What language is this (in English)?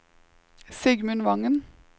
Norwegian